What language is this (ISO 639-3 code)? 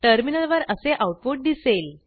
mar